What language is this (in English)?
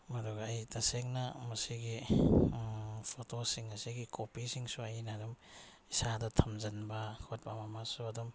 Manipuri